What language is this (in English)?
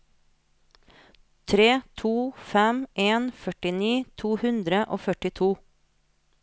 Norwegian